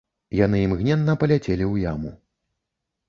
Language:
Belarusian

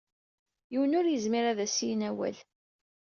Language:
Kabyle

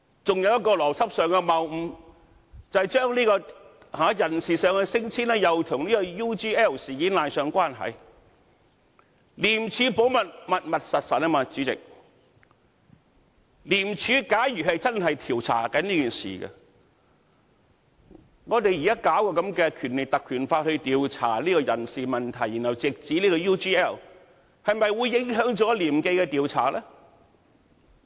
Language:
Cantonese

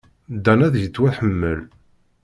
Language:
Kabyle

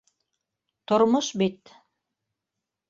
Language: Bashkir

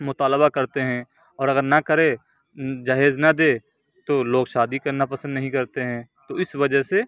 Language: Urdu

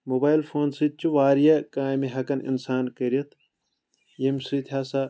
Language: Kashmiri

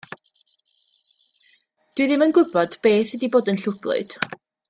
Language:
Welsh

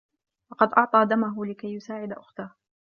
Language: Arabic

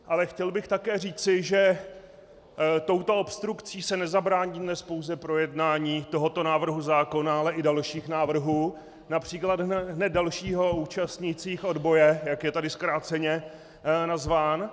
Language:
Czech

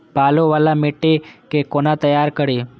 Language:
Maithili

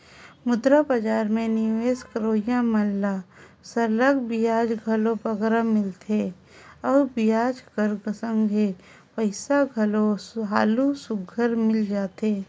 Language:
Chhattisgarhi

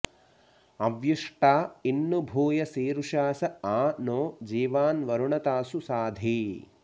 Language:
Sanskrit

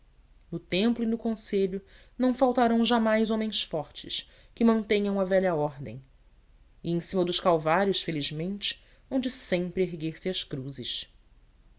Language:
Portuguese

